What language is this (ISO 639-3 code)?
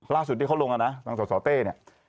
tha